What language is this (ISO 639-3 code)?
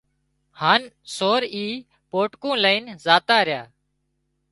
kxp